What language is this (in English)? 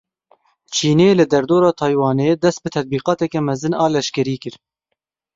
Kurdish